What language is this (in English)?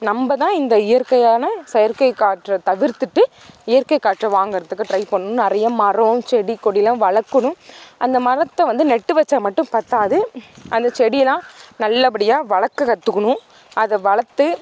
Tamil